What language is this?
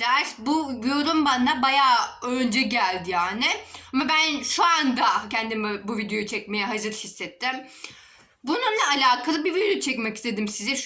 Turkish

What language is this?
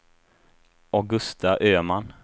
Swedish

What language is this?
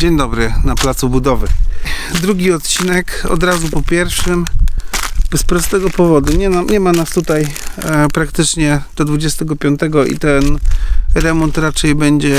Polish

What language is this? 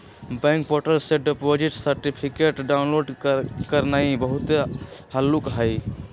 Magahi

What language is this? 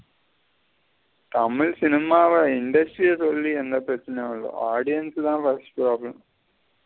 Tamil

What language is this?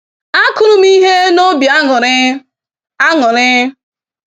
Igbo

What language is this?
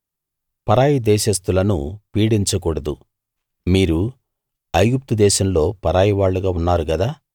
Telugu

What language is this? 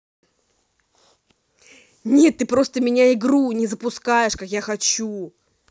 Russian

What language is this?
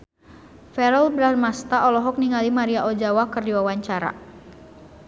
Sundanese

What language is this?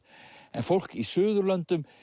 Icelandic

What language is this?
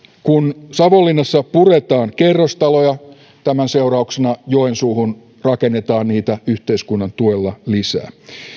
Finnish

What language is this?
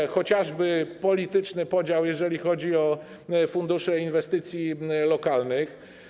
Polish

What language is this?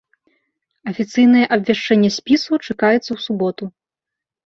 Belarusian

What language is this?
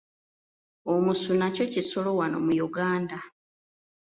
Ganda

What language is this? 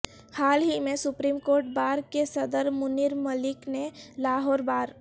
Urdu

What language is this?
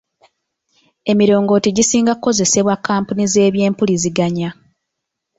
Ganda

